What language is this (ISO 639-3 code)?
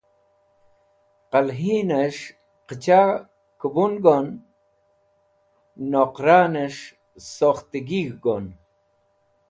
wbl